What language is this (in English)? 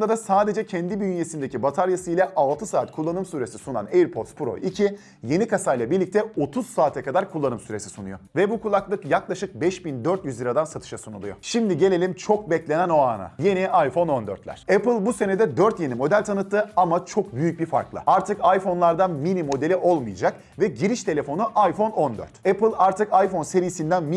Turkish